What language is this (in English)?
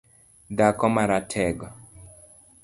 Luo (Kenya and Tanzania)